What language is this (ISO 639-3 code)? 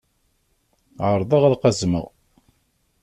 kab